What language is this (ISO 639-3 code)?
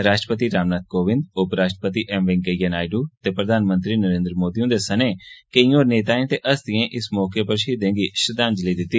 doi